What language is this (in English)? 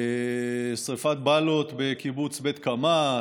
Hebrew